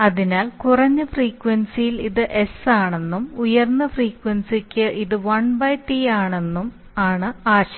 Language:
Malayalam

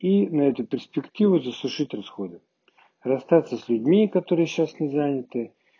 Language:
Russian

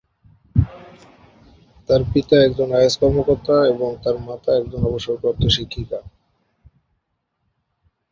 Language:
Bangla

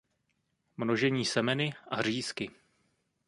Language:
Czech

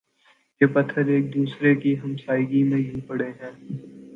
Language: Urdu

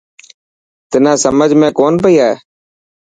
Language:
Dhatki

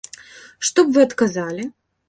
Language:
Belarusian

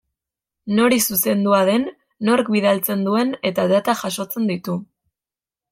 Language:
Basque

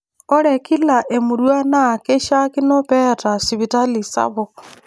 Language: Masai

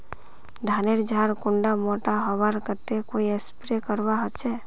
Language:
Magahi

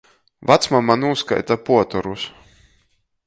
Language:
Latgalian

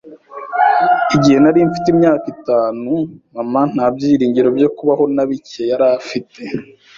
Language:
Kinyarwanda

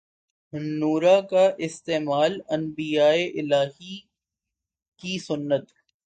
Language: Urdu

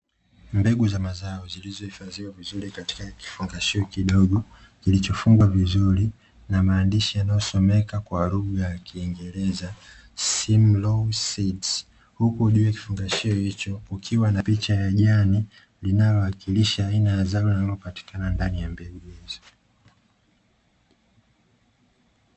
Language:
Swahili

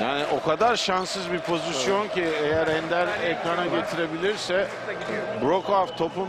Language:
Turkish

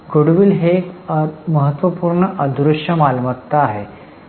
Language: Marathi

